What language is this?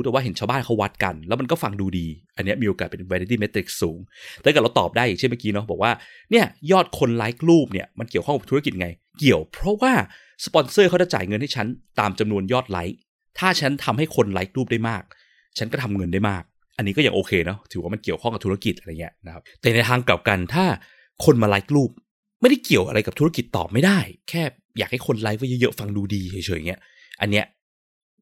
Thai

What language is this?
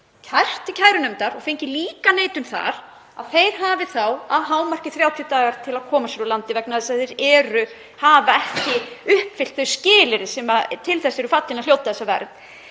Icelandic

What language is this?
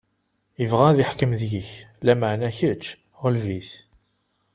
Kabyle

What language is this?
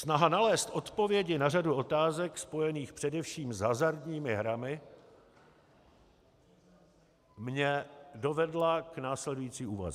Czech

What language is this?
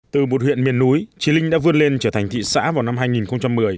Vietnamese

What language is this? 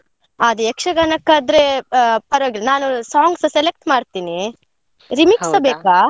Kannada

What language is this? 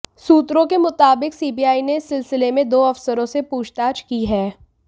Hindi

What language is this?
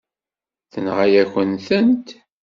Kabyle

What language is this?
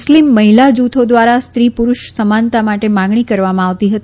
Gujarati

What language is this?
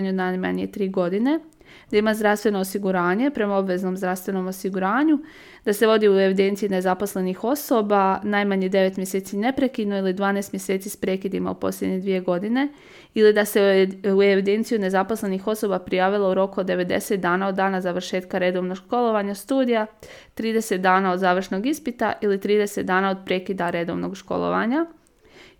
Croatian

